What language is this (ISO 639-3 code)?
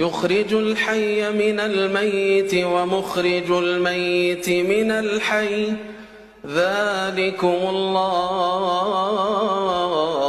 ara